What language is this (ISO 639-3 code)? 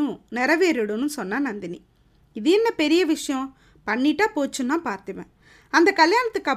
tam